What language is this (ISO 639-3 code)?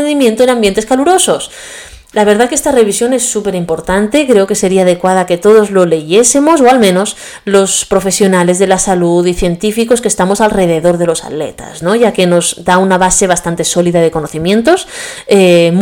spa